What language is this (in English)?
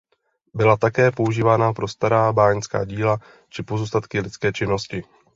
Czech